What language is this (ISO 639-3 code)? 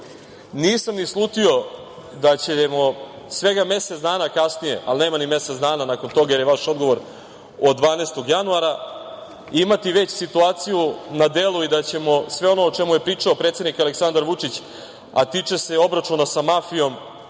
srp